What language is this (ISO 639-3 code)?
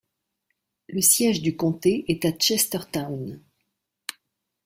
fra